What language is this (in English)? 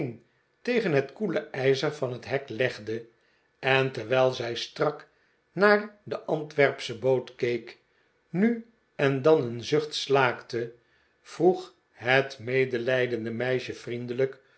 Dutch